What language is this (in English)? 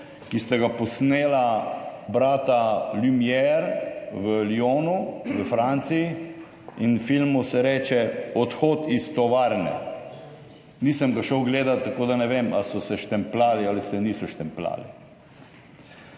Slovenian